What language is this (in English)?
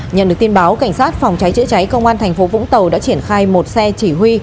Vietnamese